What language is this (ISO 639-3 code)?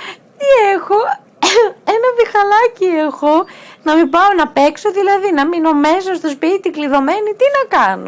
ell